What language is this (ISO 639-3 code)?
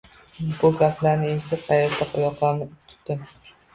uzb